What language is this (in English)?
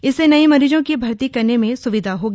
Hindi